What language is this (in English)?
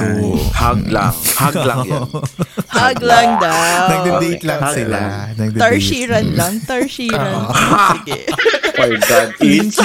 Filipino